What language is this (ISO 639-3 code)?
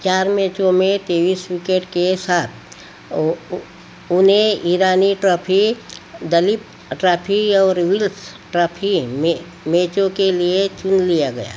hin